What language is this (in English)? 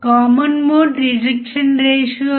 Telugu